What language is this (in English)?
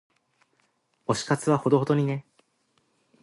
Japanese